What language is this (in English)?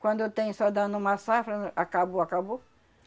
Portuguese